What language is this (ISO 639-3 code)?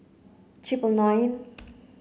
eng